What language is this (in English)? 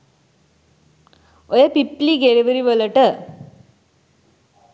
Sinhala